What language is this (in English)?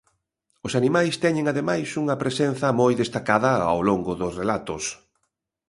Galician